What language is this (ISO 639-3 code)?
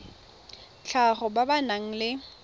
tsn